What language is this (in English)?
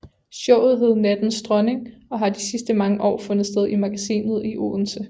Danish